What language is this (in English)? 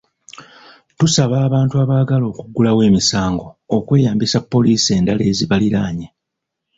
Ganda